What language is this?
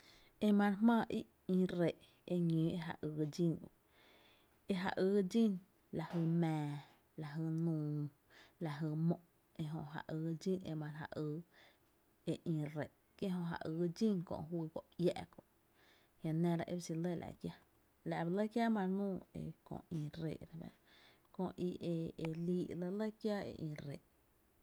Tepinapa Chinantec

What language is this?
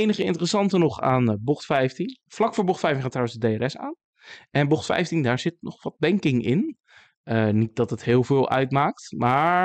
Dutch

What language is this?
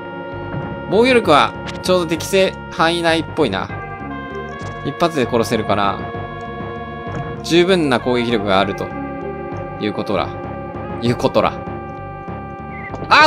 Japanese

